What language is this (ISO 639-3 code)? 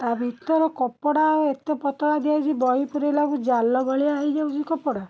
ori